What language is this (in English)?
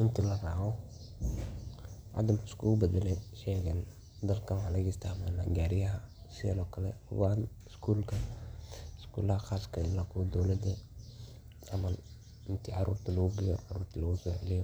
Somali